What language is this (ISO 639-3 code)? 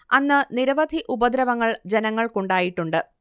mal